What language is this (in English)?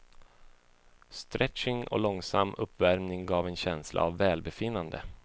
Swedish